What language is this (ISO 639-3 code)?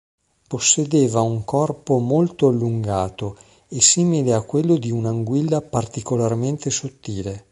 ita